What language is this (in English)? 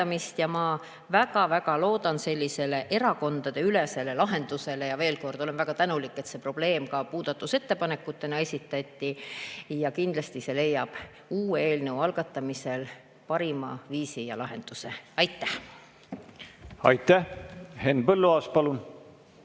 Estonian